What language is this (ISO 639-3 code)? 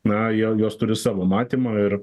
lit